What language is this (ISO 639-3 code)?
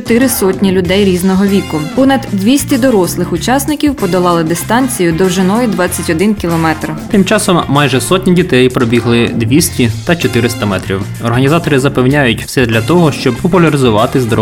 ukr